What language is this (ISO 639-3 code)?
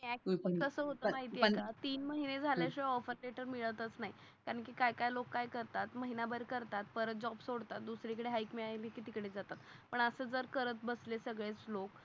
mar